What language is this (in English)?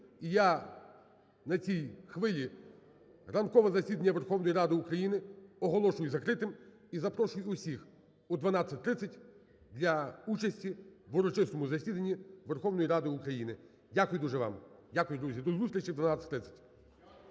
Ukrainian